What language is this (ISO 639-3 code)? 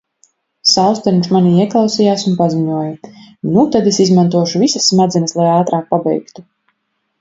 lav